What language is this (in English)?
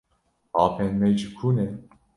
Kurdish